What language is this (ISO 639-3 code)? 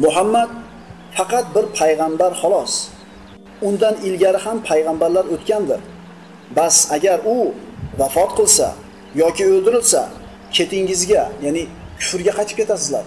tur